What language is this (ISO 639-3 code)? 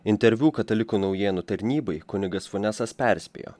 lit